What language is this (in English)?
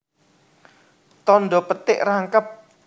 Javanese